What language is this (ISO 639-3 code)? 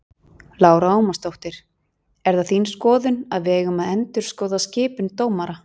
isl